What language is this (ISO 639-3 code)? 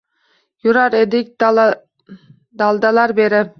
uzb